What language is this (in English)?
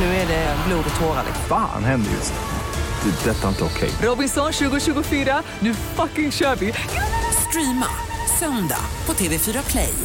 Swedish